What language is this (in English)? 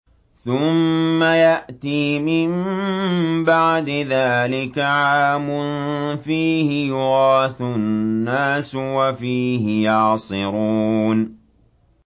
Arabic